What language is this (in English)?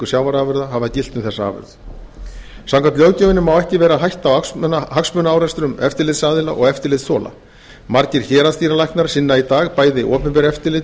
Icelandic